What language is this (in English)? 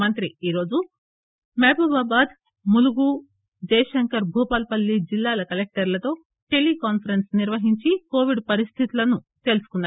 Telugu